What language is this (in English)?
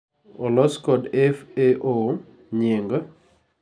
Luo (Kenya and Tanzania)